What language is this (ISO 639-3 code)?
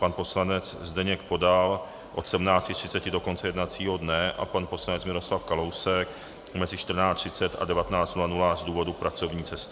ces